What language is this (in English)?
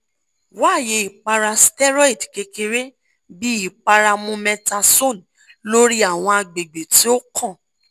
Yoruba